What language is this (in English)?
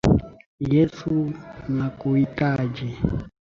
Swahili